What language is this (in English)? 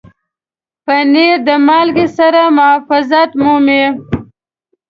Pashto